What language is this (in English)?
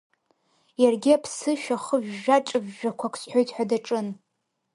Abkhazian